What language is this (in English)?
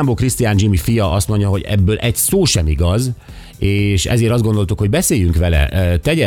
Hungarian